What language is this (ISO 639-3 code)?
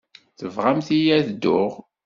kab